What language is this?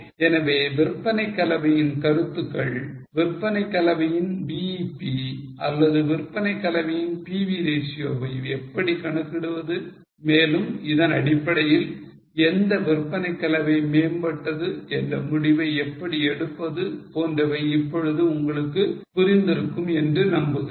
Tamil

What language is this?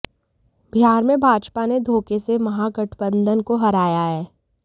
Hindi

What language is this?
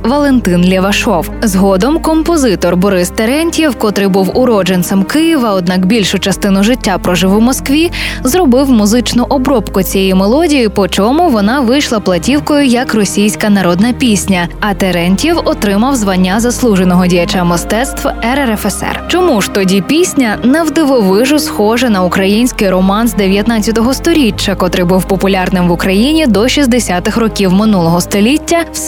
Ukrainian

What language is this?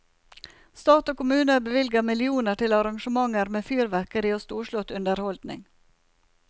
Norwegian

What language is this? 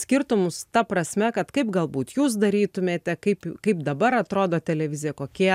Lithuanian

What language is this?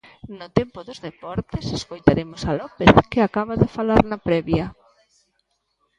Galician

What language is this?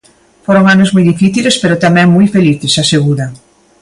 Galician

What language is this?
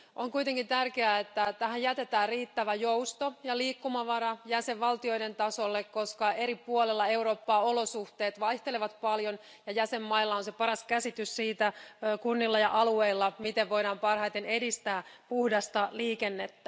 Finnish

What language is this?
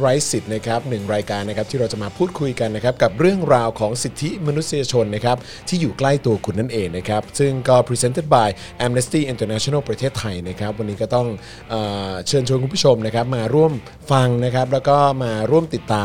Thai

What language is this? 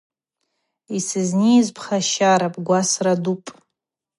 Abaza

